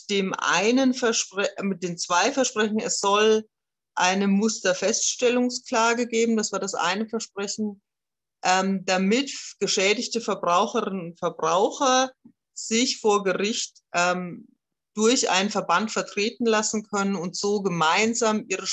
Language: German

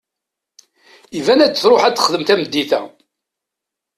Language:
Kabyle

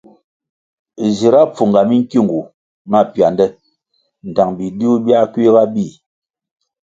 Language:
Kwasio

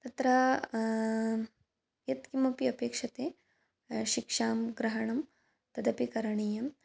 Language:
Sanskrit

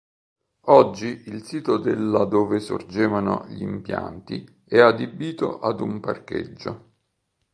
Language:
Italian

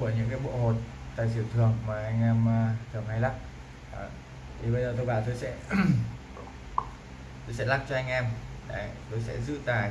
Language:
Vietnamese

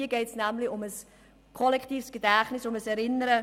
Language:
Swiss German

